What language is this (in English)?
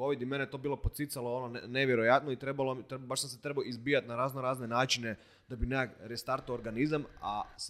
Croatian